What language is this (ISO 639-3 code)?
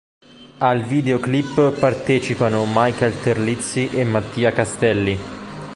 ita